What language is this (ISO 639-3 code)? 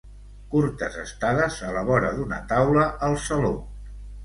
cat